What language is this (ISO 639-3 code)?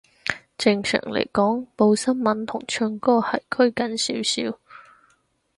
yue